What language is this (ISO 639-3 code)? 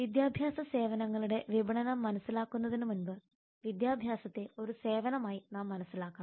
mal